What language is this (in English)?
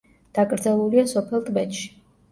Georgian